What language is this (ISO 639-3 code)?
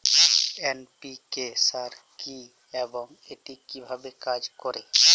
ben